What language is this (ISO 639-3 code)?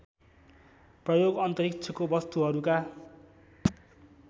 nep